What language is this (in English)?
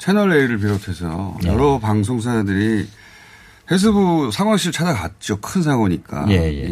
Korean